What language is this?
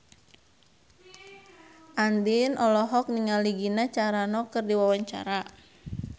Sundanese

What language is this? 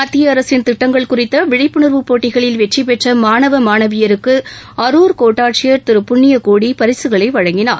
Tamil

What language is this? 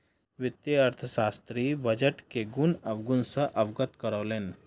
Maithili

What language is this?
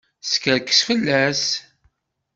Kabyle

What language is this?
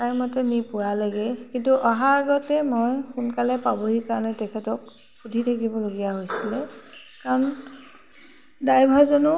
Assamese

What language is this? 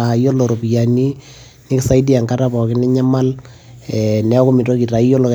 Masai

